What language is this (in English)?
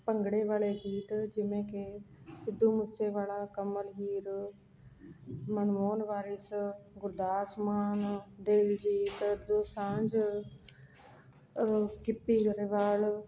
Punjabi